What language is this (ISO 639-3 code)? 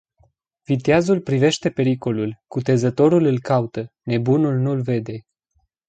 ron